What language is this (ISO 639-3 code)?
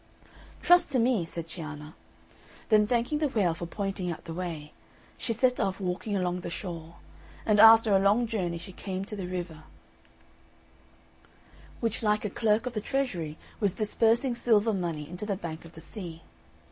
eng